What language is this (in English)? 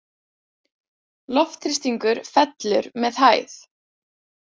Icelandic